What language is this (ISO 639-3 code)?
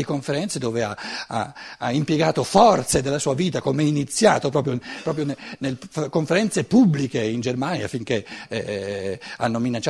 ita